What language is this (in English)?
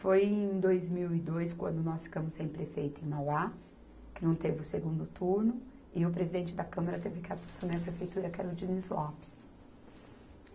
Portuguese